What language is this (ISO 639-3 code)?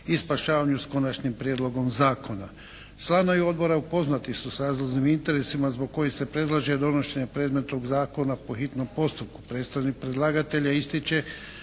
hrv